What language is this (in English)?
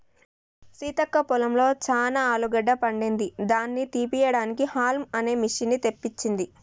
Telugu